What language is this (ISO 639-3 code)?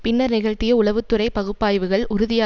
tam